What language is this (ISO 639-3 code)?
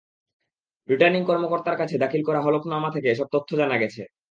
ben